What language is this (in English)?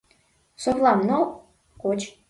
Mari